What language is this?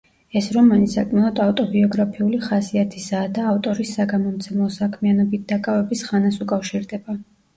Georgian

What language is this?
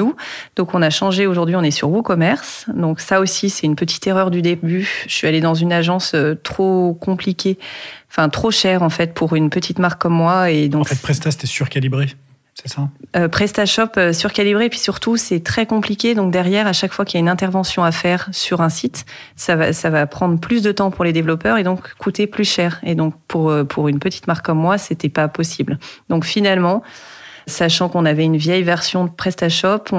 French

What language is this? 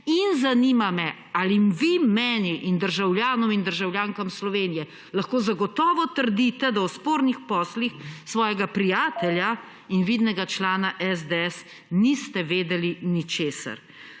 Slovenian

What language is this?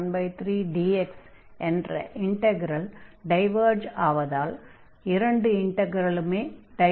Tamil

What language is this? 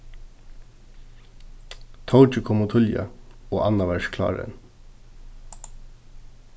Faroese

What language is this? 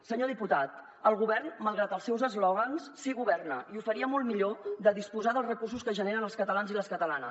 Catalan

